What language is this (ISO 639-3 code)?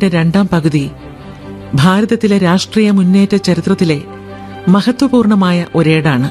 mal